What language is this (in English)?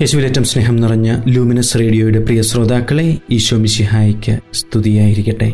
Malayalam